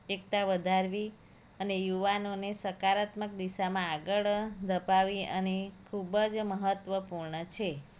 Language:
Gujarati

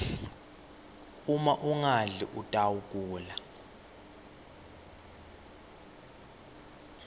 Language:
Swati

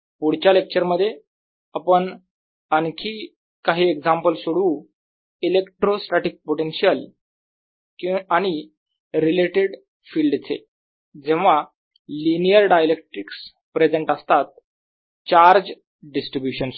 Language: Marathi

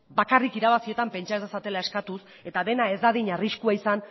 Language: Basque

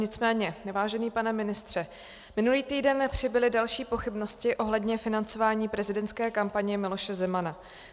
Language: Czech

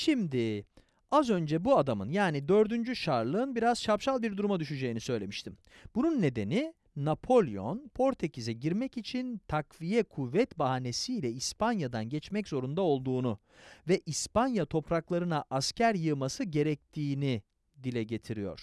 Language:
Turkish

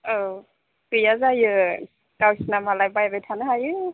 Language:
Bodo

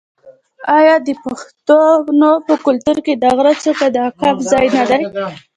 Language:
Pashto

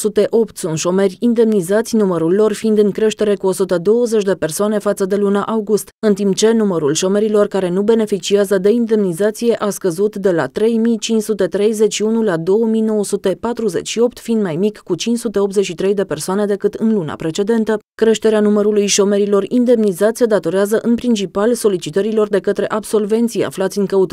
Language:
Romanian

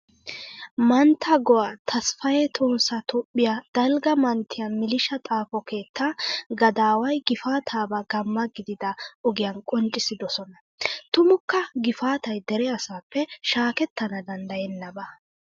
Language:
Wolaytta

